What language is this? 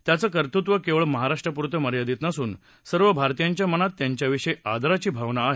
Marathi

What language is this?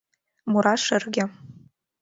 Mari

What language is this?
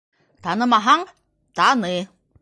Bashkir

